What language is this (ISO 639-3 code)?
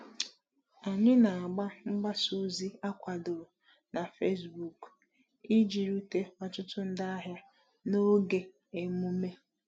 ibo